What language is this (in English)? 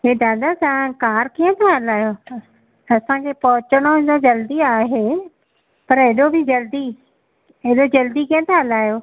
Sindhi